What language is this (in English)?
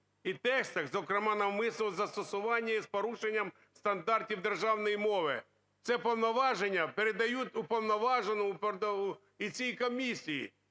Ukrainian